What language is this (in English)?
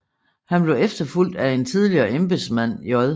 Danish